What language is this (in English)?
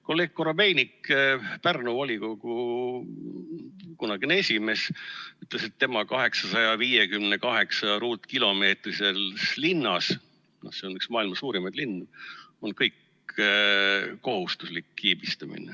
Estonian